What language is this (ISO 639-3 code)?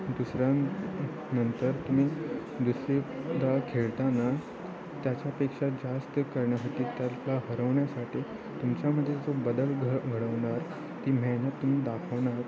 mar